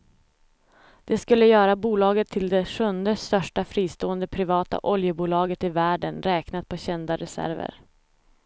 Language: Swedish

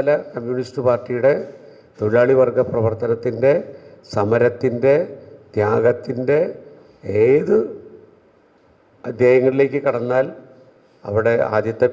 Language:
Romanian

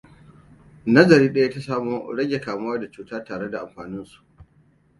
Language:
Hausa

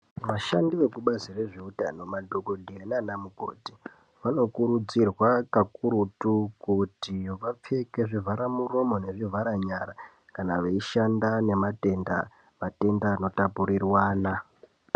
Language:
Ndau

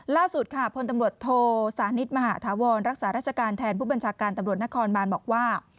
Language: Thai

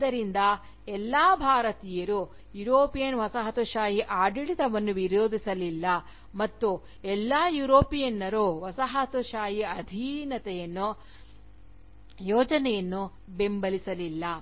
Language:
Kannada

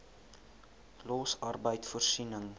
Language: Afrikaans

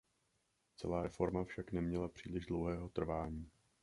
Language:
Czech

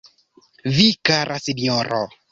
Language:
Esperanto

